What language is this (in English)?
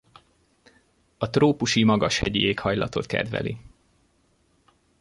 Hungarian